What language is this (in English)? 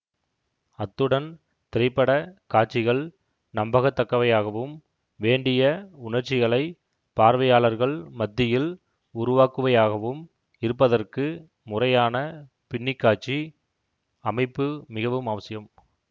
Tamil